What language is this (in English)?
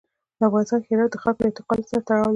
Pashto